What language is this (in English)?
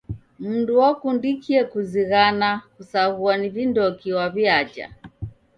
Taita